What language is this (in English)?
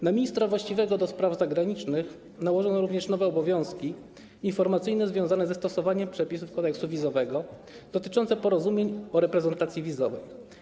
Polish